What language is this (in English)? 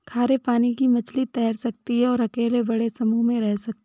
Hindi